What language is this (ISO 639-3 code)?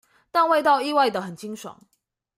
zho